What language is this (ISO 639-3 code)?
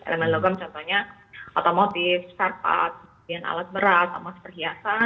ind